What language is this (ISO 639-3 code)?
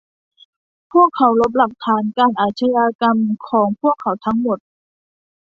tha